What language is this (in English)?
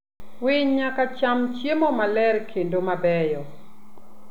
Luo (Kenya and Tanzania)